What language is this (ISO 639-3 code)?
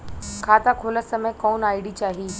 bho